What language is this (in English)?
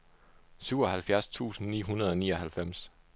Danish